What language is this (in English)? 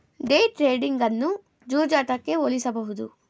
Kannada